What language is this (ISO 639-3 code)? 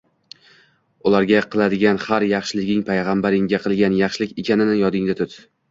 uzb